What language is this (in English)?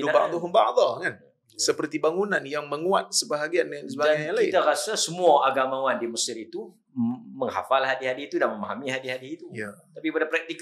Malay